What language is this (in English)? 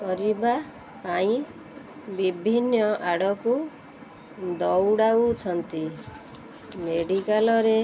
Odia